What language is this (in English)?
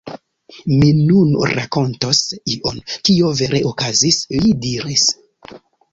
Esperanto